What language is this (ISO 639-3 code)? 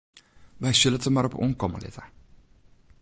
fry